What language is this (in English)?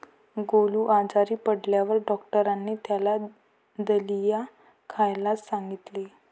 Marathi